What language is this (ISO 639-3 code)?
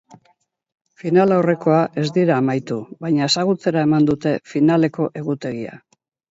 eus